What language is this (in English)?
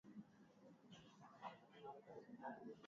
Swahili